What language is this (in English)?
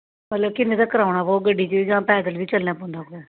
Dogri